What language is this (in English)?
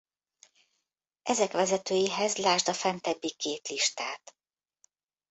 Hungarian